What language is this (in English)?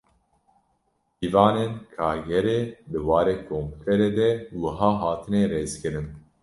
Kurdish